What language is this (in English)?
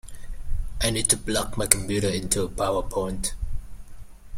English